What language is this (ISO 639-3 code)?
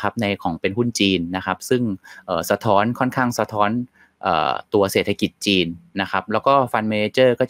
tha